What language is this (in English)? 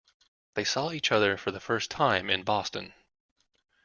English